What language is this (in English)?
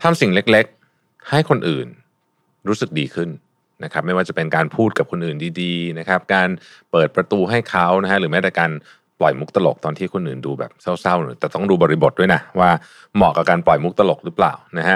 Thai